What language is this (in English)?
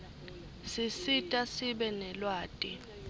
Swati